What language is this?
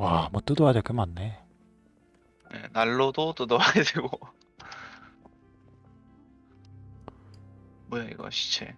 Korean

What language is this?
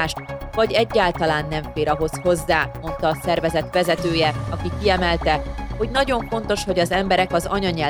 Hungarian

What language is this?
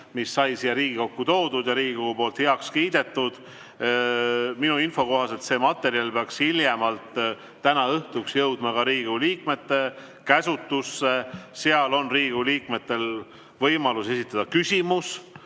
Estonian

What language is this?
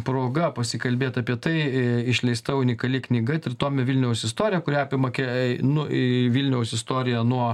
Lithuanian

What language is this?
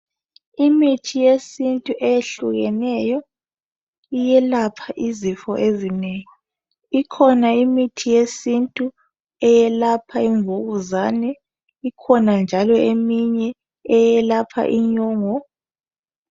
North Ndebele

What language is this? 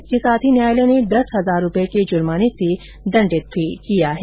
Hindi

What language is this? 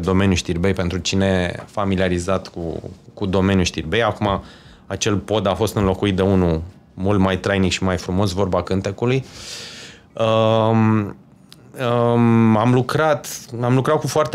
Romanian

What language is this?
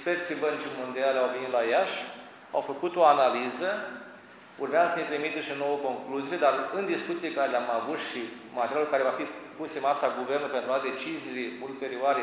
Romanian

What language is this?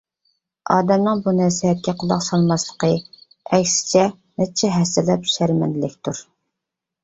Uyghur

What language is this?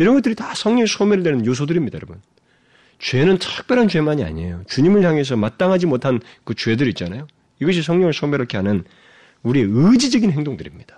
Korean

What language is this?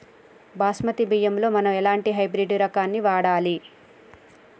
Telugu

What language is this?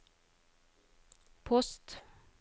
Norwegian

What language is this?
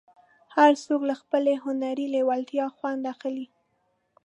Pashto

